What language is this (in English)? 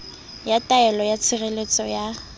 Southern Sotho